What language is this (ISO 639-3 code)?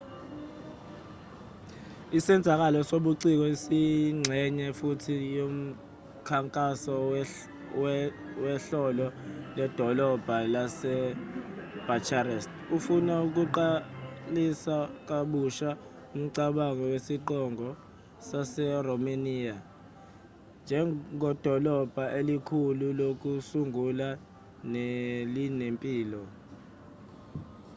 zul